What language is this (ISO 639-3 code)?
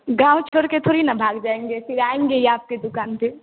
hin